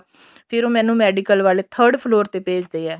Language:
Punjabi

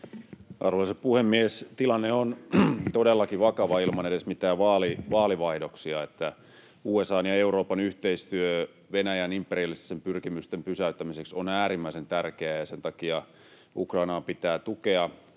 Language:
Finnish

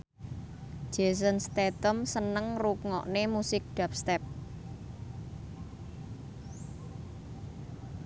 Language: Javanese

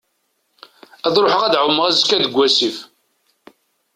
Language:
Kabyle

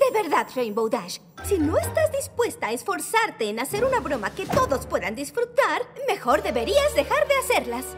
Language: Spanish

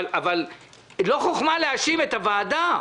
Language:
Hebrew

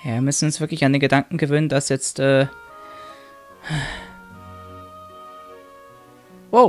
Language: German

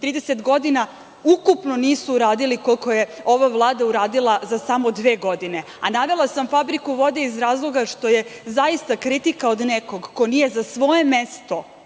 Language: Serbian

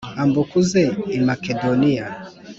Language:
Kinyarwanda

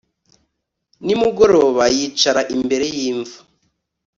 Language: Kinyarwanda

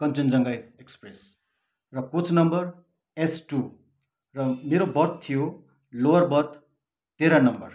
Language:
Nepali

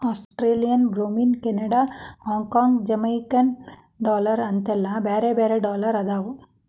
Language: Kannada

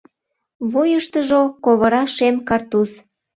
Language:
Mari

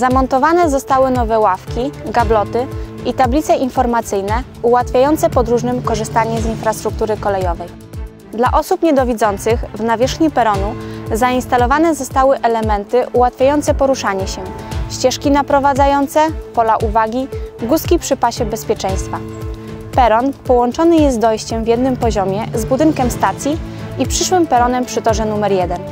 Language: Polish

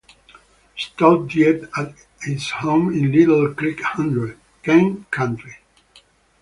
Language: English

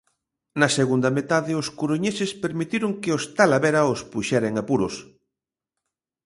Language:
Galician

